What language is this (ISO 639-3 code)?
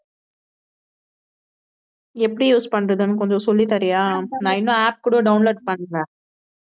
tam